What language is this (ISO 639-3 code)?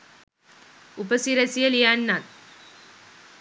sin